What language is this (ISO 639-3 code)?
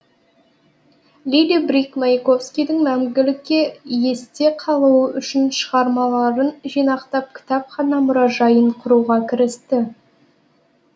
kaz